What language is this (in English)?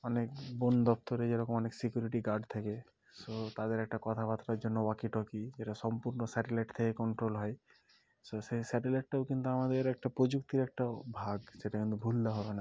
Bangla